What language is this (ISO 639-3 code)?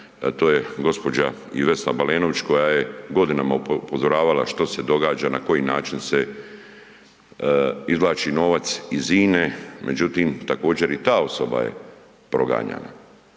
hrv